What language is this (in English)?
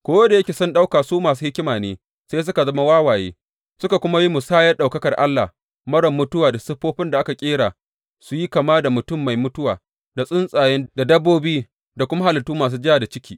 Hausa